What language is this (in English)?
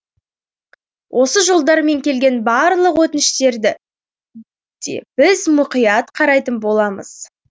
Kazakh